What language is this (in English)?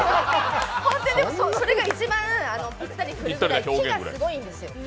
Japanese